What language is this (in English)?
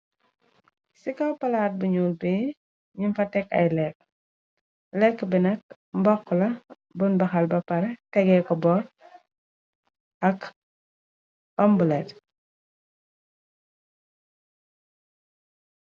Wolof